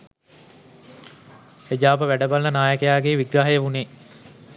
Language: Sinhala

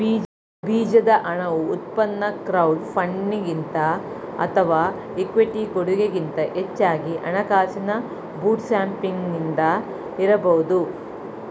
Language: Kannada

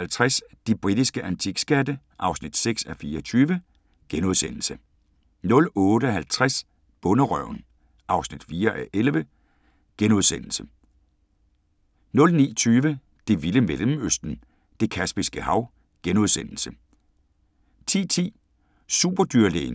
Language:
Danish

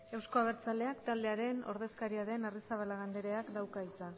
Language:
Basque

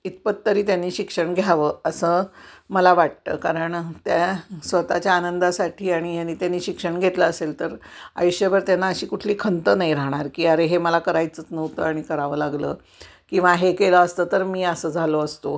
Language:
Marathi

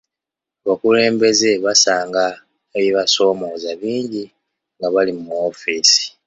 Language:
Ganda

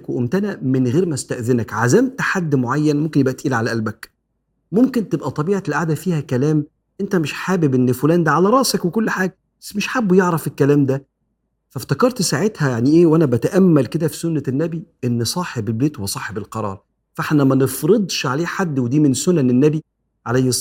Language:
Arabic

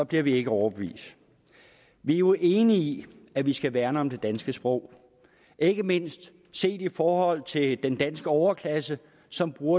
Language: Danish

